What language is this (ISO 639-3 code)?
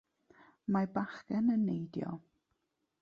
cym